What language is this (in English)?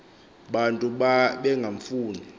Xhosa